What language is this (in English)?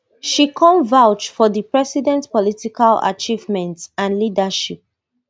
Nigerian Pidgin